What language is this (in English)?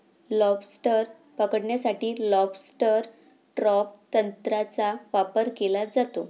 Marathi